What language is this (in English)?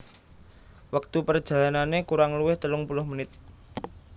Javanese